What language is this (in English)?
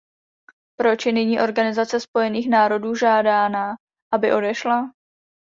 Czech